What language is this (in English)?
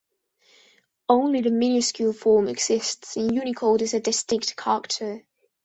English